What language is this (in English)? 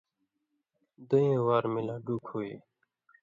Indus Kohistani